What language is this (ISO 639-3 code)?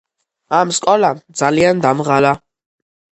kat